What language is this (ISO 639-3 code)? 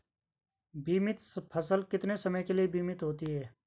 hin